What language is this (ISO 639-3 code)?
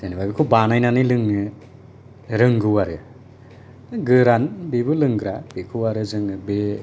brx